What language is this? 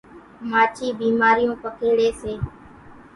Kachi Koli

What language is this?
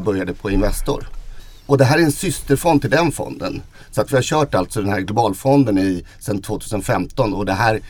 Swedish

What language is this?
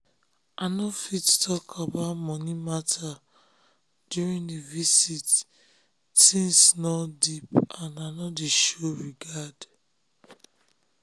Nigerian Pidgin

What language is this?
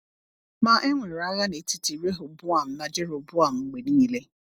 Igbo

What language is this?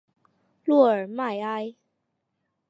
Chinese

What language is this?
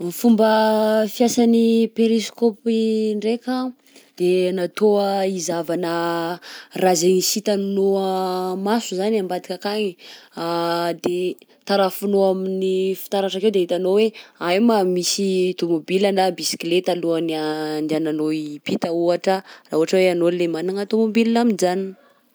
Southern Betsimisaraka Malagasy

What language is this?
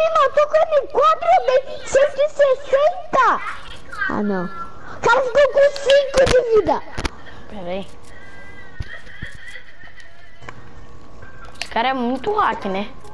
Portuguese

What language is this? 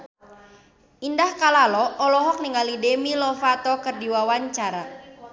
Sundanese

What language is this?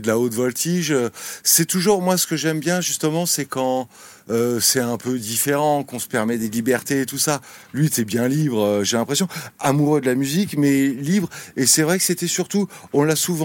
French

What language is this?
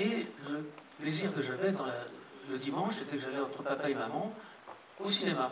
French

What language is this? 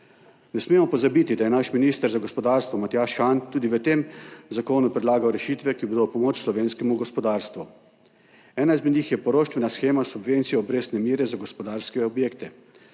Slovenian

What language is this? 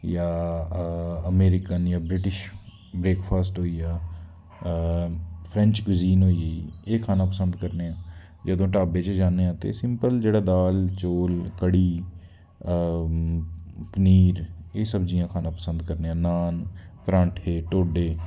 Dogri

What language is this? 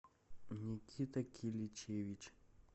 Russian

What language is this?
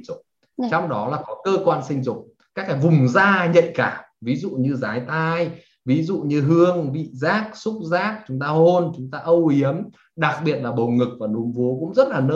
Vietnamese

